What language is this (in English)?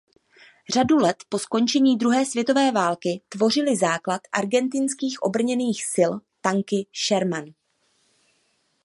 Czech